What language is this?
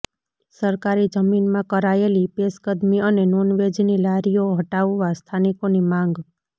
Gujarati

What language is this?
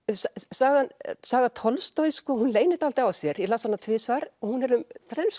Icelandic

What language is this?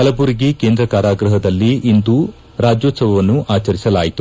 Kannada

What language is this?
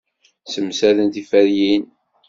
Kabyle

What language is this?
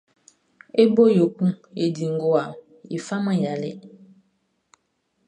Baoulé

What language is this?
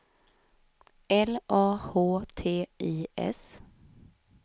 Swedish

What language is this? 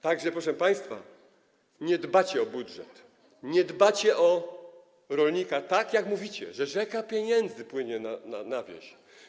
Polish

